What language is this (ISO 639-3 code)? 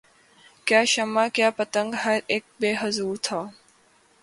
urd